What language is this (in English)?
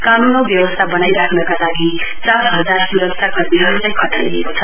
Nepali